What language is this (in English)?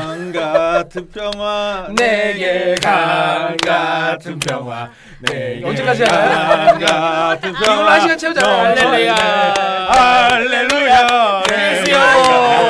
Korean